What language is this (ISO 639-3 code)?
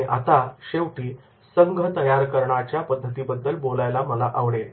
mar